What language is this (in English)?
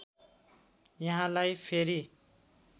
Nepali